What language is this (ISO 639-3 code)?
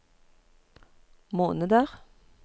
nor